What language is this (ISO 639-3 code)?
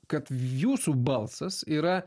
lit